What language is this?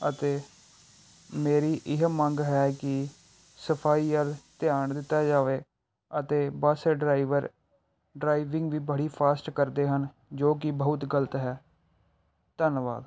Punjabi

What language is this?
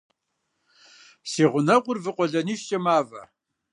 Kabardian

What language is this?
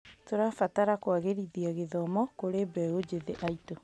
Kikuyu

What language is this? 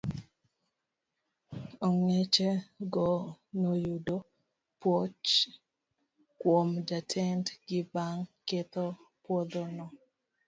Luo (Kenya and Tanzania)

